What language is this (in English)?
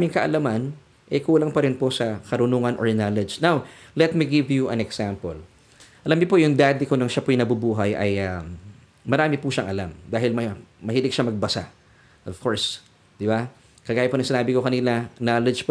Filipino